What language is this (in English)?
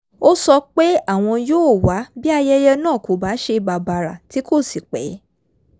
Yoruba